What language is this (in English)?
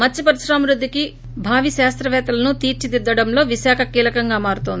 Telugu